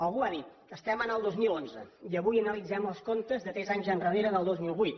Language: Catalan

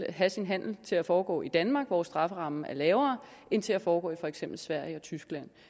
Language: Danish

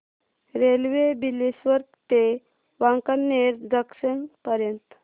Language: Marathi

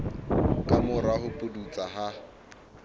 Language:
Southern Sotho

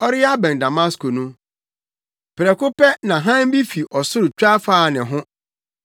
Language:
Akan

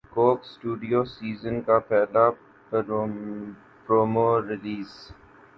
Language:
Urdu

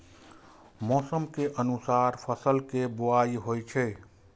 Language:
Maithili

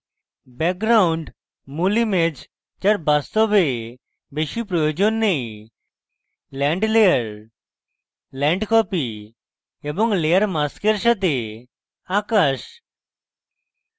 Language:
Bangla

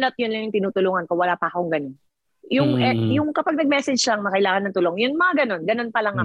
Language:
Filipino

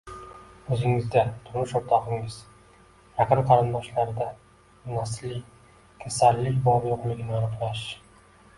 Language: Uzbek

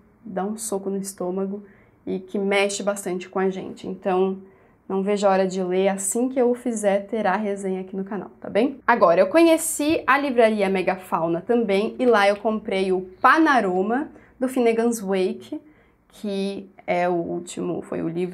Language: Portuguese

